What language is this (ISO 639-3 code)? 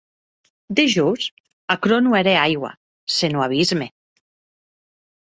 oci